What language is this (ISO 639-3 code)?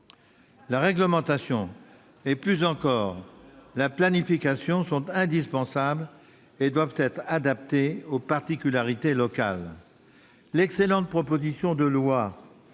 fra